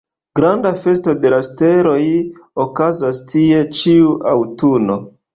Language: Esperanto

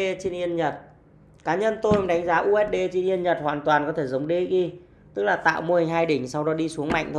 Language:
Vietnamese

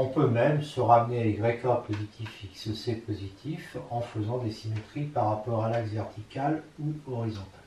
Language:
French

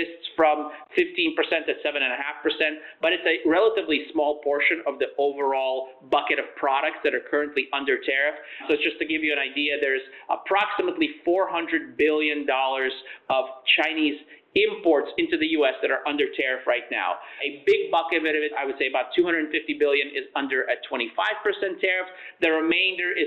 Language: English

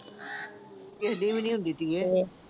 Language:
Punjabi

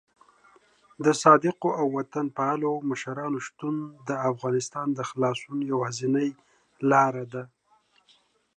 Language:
Pashto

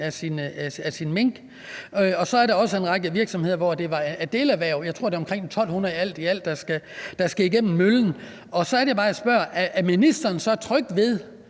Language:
Danish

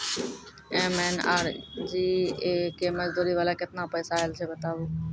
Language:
Maithili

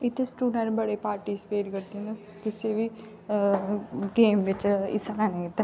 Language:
Dogri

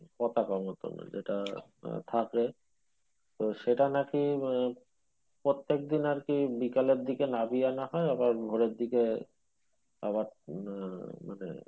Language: Bangla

